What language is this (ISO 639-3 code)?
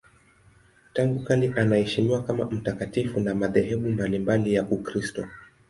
swa